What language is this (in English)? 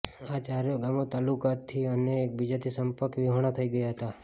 Gujarati